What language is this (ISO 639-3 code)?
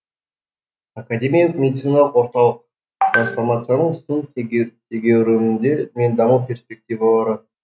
kaz